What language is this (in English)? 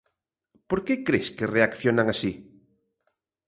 Galician